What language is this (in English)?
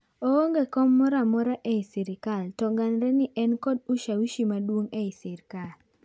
Luo (Kenya and Tanzania)